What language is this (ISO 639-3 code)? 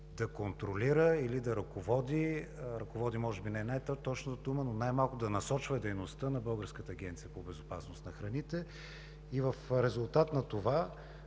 bul